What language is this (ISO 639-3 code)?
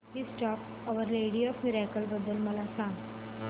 mar